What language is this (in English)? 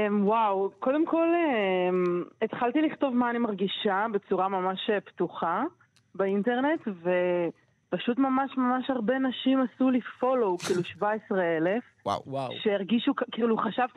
Hebrew